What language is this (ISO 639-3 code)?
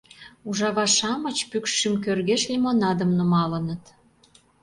chm